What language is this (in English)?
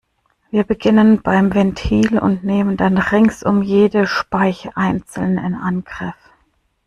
German